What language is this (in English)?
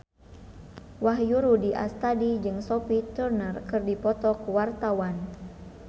Sundanese